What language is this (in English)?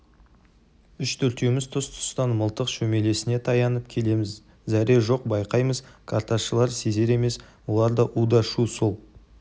Kazakh